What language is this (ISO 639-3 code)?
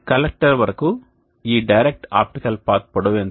tel